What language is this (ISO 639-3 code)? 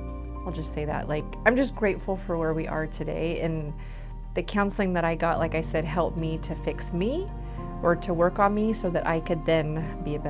eng